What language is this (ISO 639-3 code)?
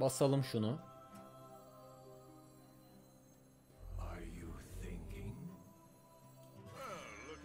tur